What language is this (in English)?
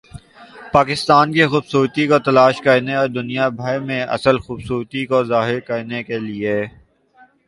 Urdu